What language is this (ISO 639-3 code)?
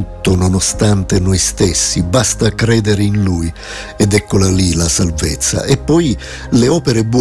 ita